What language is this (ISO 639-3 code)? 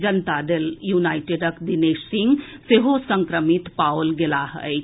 mai